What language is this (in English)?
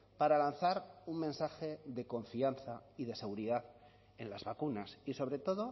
Spanish